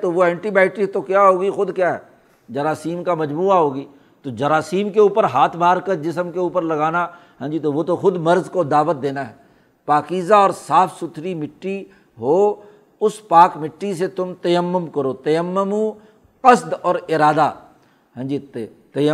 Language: Urdu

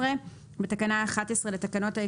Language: Hebrew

